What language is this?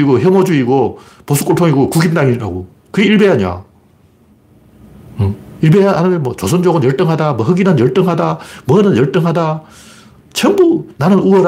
Korean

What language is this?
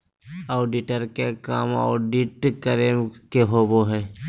Magahi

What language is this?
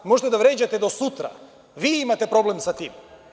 Serbian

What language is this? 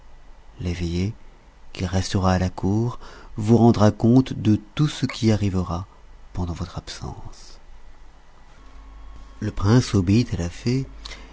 French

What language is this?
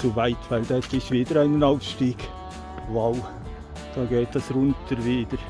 German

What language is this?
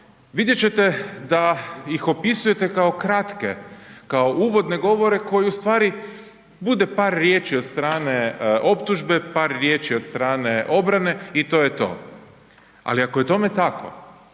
Croatian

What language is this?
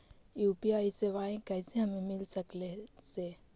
Magahi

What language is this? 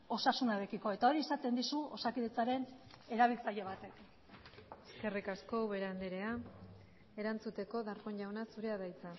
Basque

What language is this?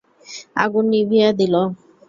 Bangla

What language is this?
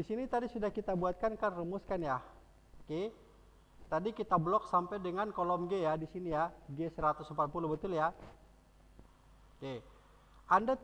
Indonesian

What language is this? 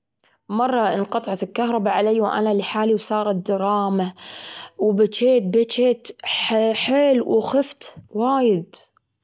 Gulf Arabic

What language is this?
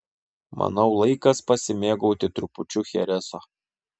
Lithuanian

